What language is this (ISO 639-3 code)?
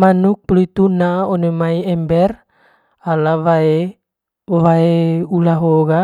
mqy